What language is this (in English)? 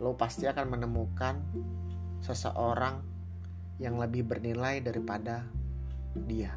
Indonesian